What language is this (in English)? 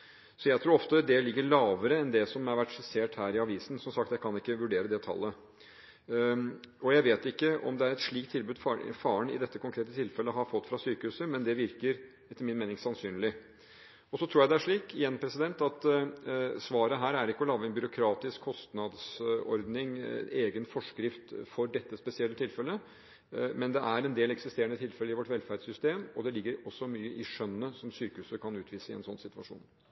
Norwegian Bokmål